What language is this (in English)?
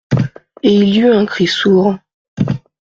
French